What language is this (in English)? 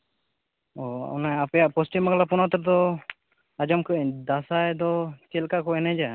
Santali